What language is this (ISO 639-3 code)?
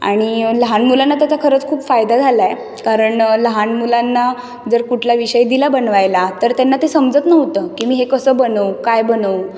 mar